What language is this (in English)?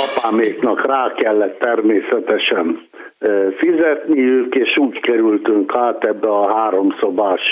Hungarian